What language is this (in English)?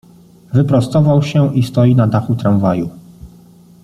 Polish